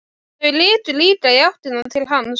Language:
Icelandic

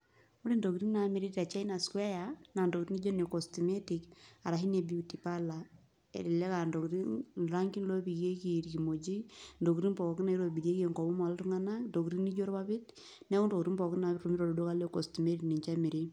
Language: Masai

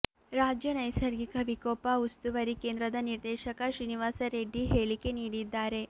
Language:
Kannada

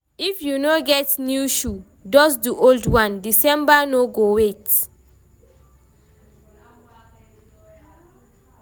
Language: Nigerian Pidgin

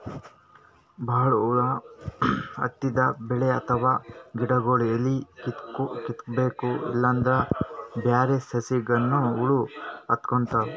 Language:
Kannada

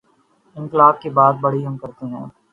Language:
Urdu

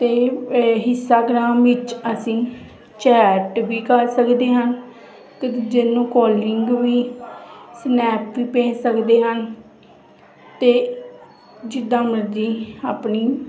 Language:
Punjabi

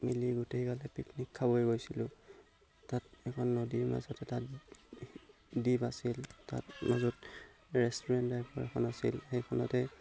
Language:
Assamese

